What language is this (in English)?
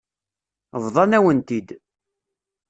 Kabyle